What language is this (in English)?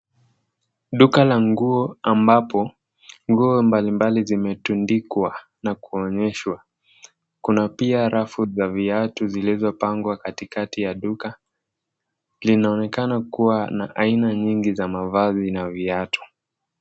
Swahili